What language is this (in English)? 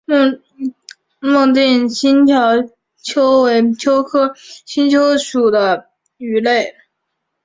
Chinese